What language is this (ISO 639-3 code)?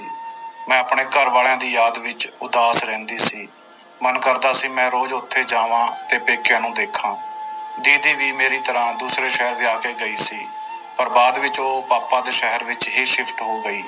pan